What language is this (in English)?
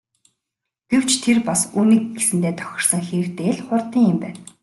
Mongolian